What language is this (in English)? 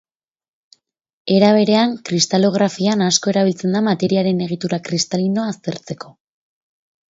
Basque